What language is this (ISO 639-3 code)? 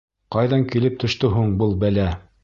bak